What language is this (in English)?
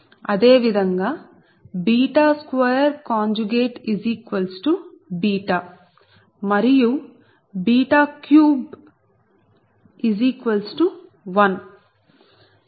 Telugu